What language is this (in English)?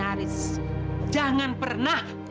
Indonesian